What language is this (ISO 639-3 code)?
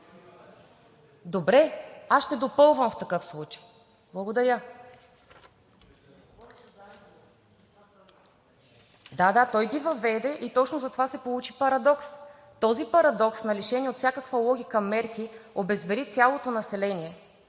bul